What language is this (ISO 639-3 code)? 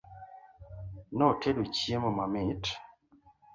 luo